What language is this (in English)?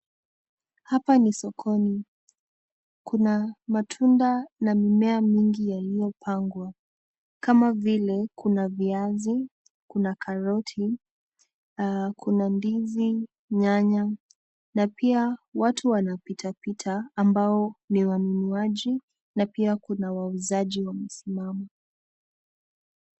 Swahili